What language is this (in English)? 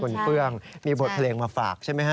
Thai